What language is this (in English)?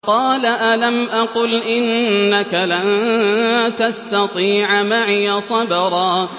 Arabic